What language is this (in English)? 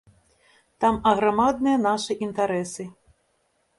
Belarusian